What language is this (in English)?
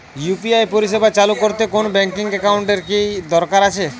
Bangla